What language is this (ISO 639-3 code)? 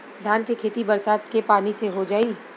bho